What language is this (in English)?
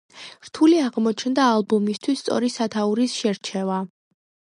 Georgian